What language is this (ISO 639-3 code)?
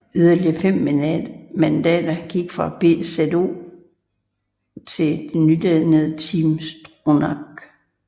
dan